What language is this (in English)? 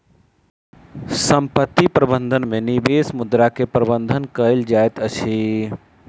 Maithili